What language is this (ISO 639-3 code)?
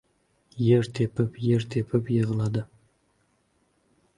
uzb